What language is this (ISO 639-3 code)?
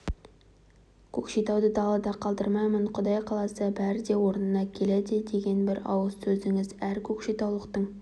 kaz